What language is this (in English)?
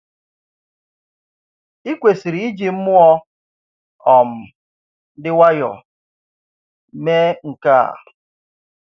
Igbo